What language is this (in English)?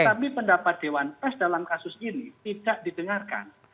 Indonesian